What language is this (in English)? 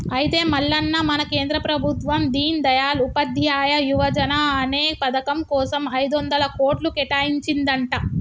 Telugu